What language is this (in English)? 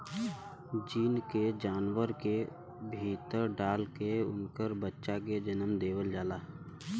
Bhojpuri